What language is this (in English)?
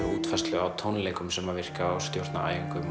Icelandic